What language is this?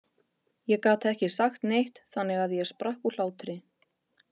Icelandic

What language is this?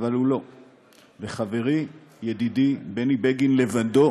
Hebrew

